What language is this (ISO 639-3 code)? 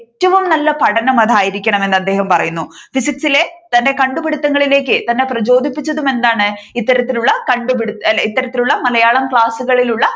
mal